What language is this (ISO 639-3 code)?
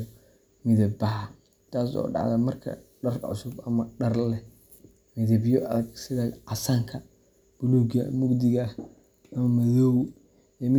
som